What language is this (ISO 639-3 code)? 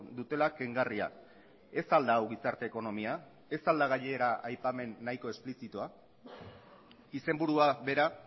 eus